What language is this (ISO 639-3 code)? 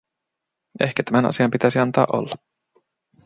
fin